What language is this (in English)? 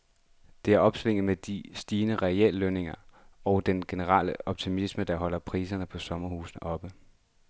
Danish